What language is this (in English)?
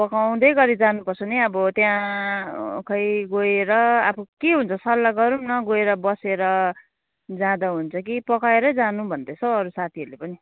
Nepali